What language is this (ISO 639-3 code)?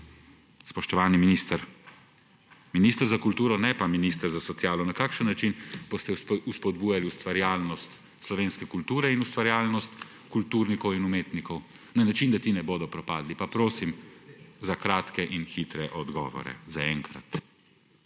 slv